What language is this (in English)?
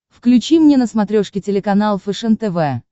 Russian